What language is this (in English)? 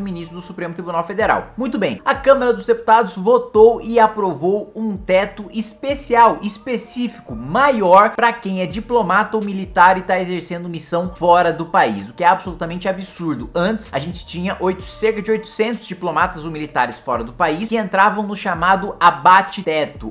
Portuguese